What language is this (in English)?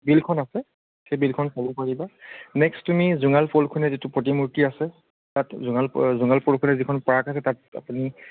Assamese